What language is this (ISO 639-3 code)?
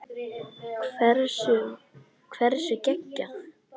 isl